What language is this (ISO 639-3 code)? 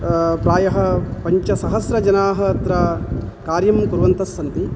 san